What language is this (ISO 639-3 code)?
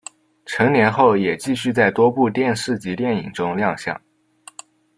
zho